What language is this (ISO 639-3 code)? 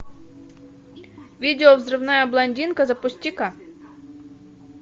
rus